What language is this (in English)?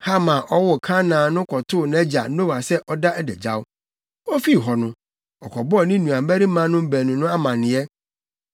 Akan